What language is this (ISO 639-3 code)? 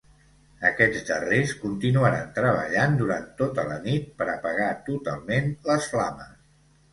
cat